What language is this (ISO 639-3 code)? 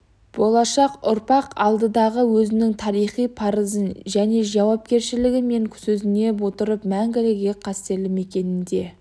kaz